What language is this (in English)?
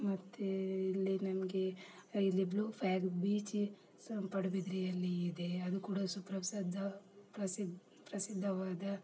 Kannada